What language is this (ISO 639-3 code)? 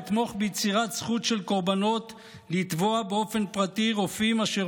heb